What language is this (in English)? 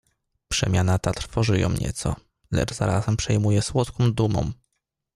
Polish